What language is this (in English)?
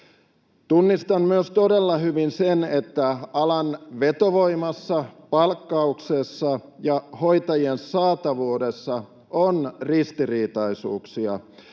Finnish